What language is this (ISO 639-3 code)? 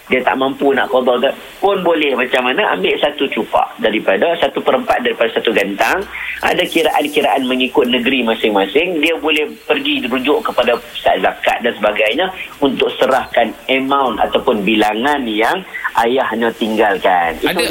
msa